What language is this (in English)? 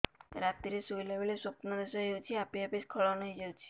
Odia